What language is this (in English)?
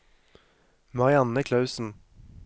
Norwegian